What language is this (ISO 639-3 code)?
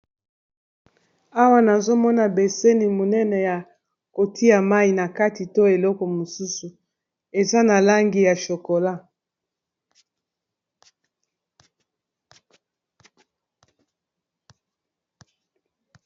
lin